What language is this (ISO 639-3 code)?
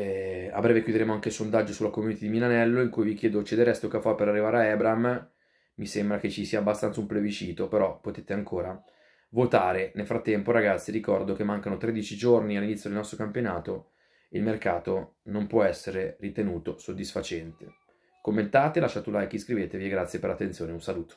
ita